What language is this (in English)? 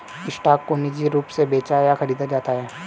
Hindi